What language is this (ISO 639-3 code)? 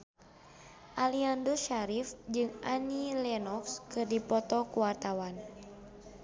sun